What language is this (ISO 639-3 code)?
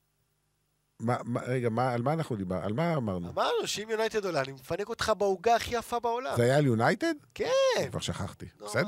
heb